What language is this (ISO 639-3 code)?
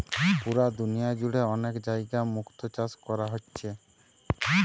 ben